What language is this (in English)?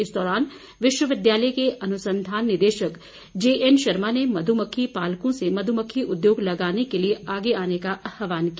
Hindi